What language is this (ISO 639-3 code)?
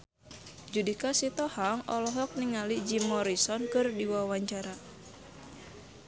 sun